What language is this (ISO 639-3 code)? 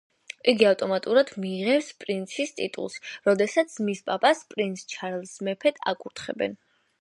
kat